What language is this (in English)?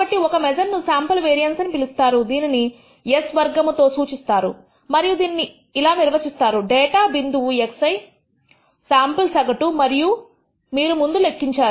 Telugu